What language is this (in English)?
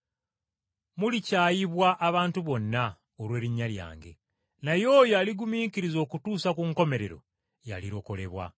Ganda